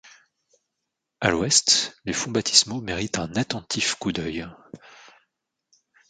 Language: French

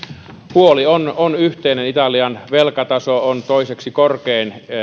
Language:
Finnish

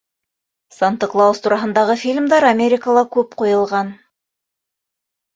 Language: Bashkir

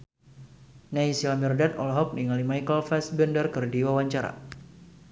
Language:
Sundanese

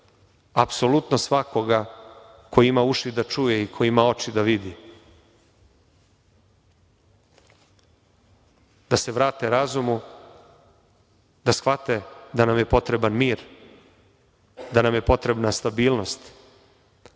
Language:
Serbian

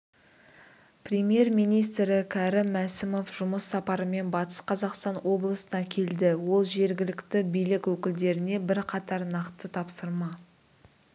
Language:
Kazakh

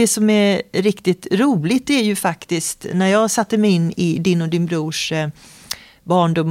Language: Swedish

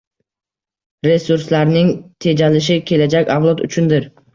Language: Uzbek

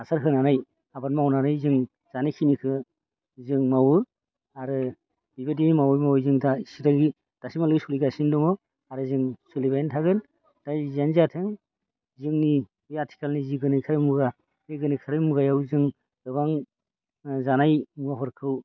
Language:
Bodo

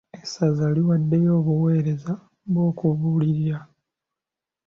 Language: Ganda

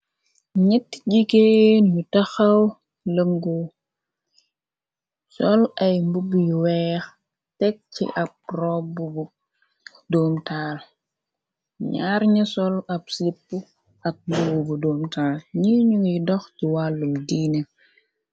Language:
Wolof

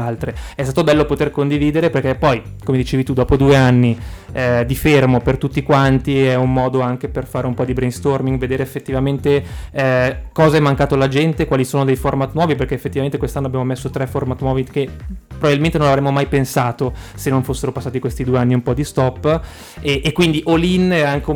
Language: Italian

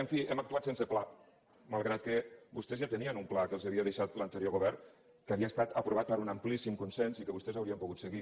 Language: Catalan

